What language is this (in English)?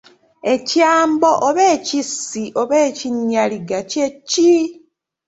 Ganda